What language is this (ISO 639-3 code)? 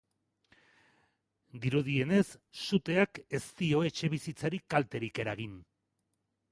eus